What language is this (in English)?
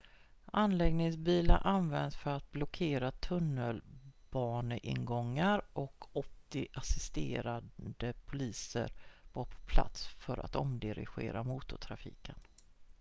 Swedish